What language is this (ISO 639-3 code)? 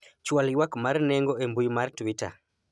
luo